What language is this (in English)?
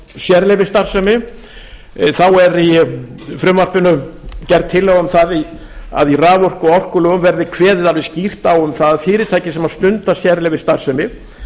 Icelandic